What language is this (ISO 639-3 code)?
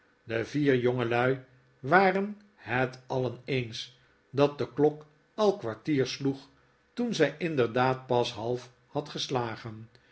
nld